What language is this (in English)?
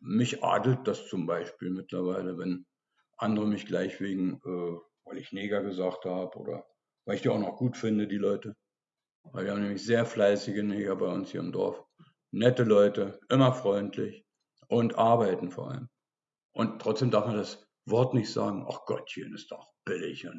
German